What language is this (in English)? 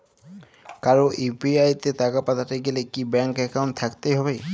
Bangla